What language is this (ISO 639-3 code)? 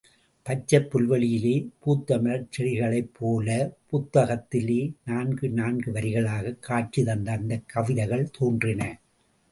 tam